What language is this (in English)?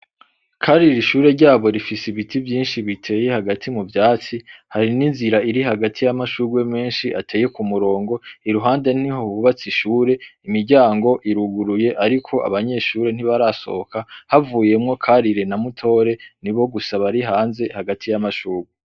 Rundi